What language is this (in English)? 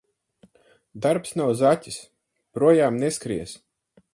Latvian